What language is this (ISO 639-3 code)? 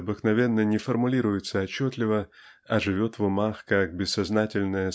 rus